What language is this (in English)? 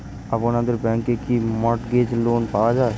Bangla